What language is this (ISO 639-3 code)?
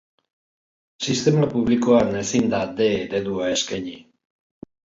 eus